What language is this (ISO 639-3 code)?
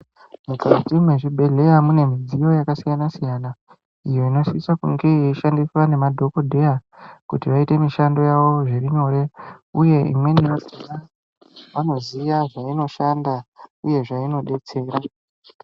ndc